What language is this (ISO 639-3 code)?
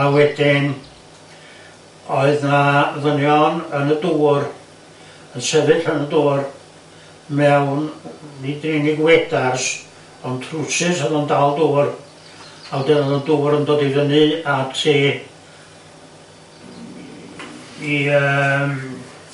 cym